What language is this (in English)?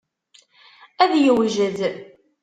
Kabyle